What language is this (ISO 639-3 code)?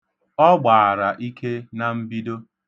ibo